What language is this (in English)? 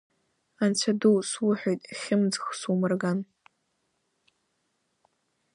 Abkhazian